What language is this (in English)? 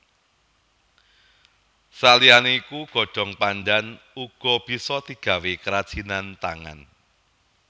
Javanese